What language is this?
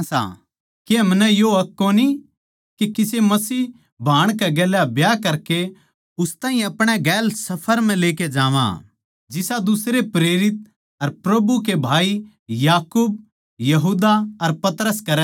Haryanvi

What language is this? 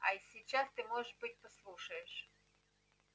Russian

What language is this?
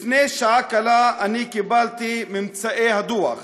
Hebrew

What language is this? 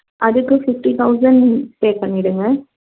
Tamil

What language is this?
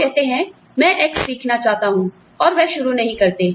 Hindi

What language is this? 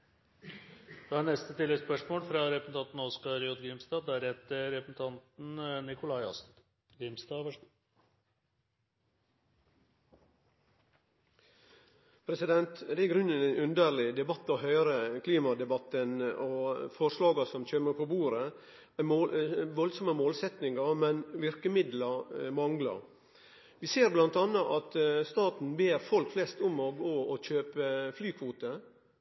Norwegian Nynorsk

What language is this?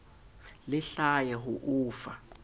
Southern Sotho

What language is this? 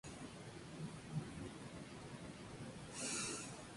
Spanish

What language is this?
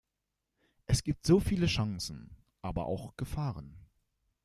German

